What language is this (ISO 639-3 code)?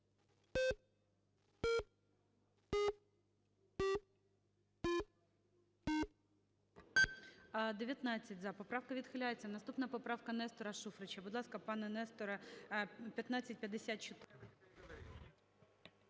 ukr